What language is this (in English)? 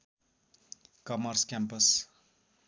Nepali